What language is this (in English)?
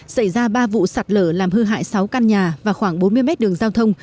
Vietnamese